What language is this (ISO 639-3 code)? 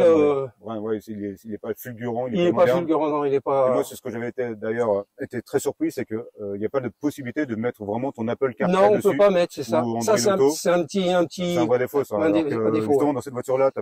fra